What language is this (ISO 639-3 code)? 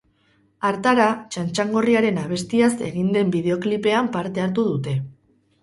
eus